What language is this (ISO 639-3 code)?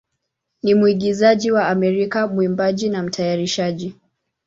swa